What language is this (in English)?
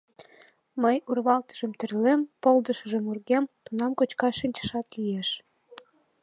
Mari